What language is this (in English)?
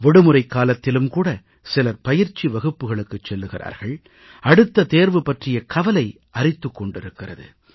Tamil